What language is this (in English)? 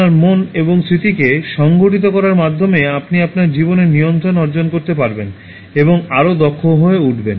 Bangla